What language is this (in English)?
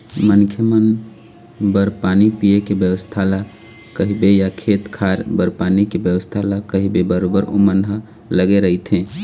Chhattisgarhi